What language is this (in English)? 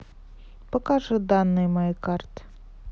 Russian